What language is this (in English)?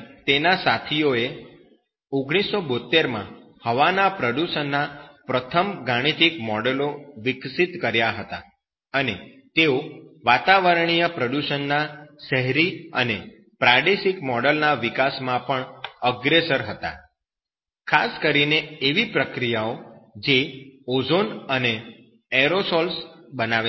Gujarati